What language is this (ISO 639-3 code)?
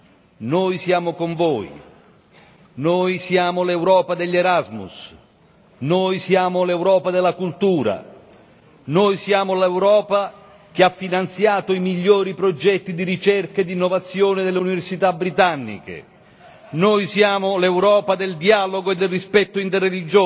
ita